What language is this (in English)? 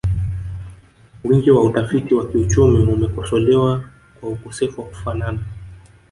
Swahili